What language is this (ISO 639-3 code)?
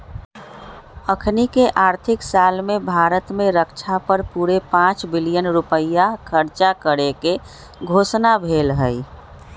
mag